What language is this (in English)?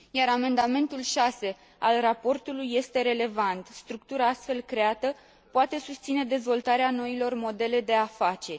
Romanian